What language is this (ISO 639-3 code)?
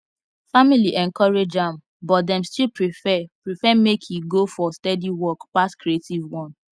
pcm